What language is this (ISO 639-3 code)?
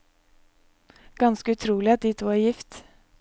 nor